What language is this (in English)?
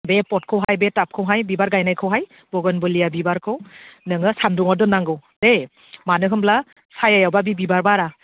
Bodo